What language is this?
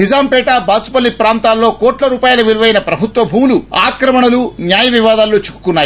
Telugu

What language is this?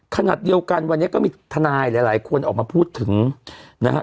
Thai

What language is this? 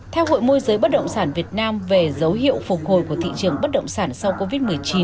Vietnamese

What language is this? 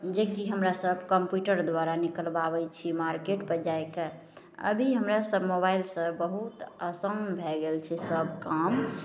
Maithili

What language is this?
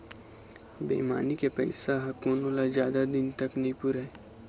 Chhattisgarhi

